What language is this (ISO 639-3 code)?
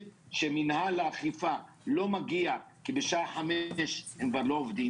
heb